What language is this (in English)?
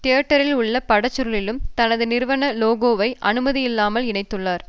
Tamil